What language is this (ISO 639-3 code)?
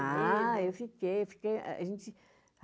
por